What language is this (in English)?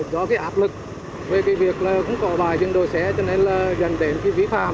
Vietnamese